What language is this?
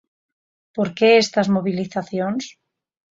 Galician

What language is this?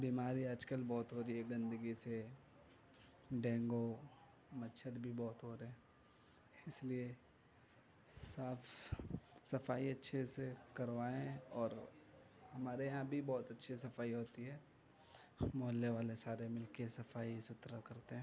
Urdu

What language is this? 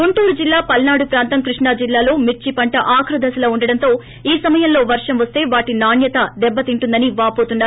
Telugu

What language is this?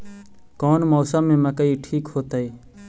Magahi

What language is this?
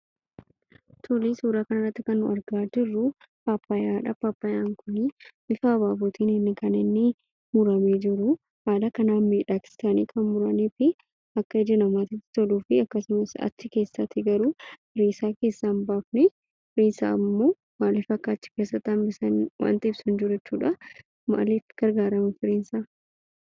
Oromo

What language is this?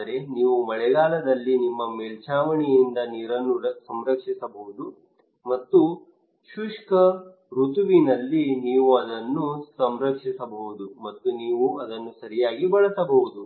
Kannada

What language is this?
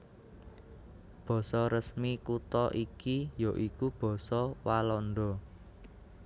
Javanese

